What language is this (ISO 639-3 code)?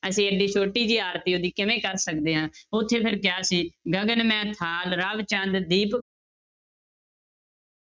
pan